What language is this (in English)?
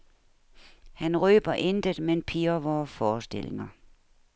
Danish